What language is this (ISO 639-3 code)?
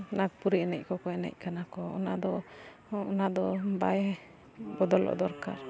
sat